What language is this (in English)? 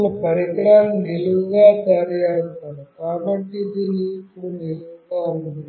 Telugu